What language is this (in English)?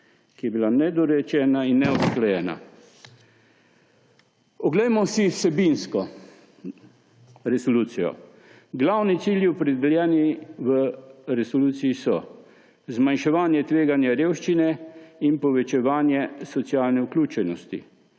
Slovenian